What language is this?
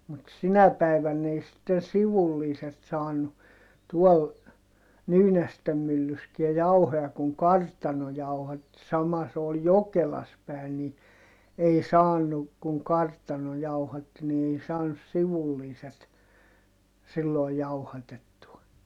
Finnish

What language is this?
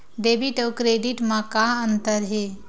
Chhattisgarhi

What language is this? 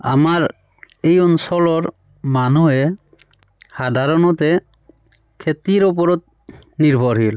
Assamese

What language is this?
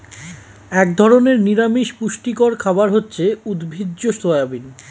Bangla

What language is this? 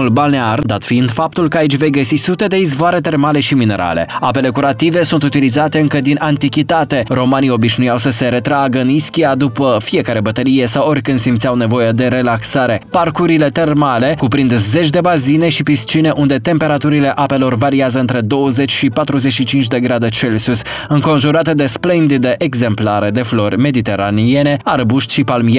Romanian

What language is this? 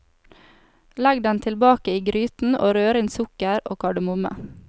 Norwegian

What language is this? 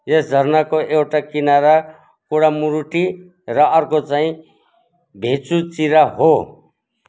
Nepali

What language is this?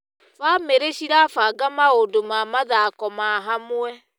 Kikuyu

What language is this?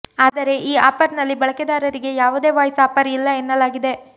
Kannada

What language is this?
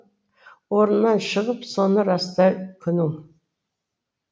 Kazakh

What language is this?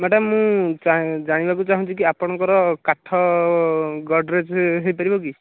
Odia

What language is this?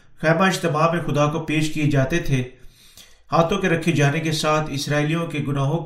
Urdu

